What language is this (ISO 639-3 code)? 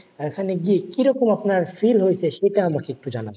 ben